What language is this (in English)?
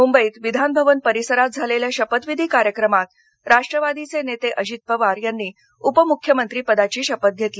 Marathi